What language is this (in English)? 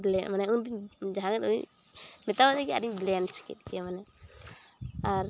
Santali